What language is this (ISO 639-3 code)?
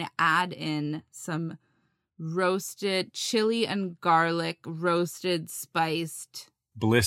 eng